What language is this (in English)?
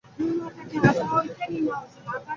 Bangla